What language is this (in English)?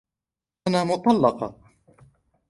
Arabic